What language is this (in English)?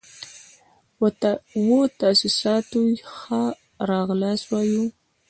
Pashto